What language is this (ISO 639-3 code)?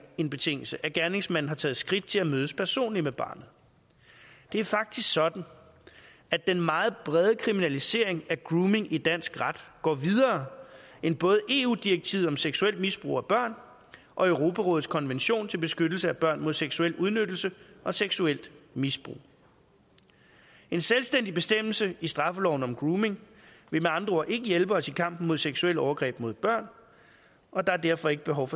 dan